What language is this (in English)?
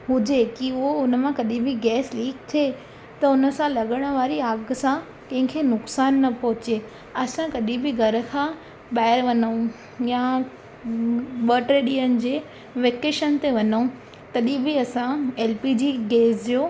Sindhi